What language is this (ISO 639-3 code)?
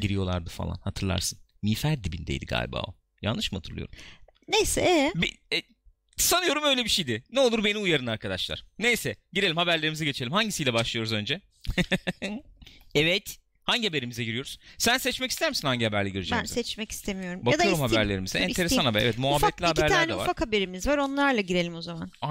tur